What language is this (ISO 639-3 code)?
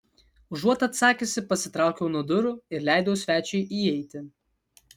lit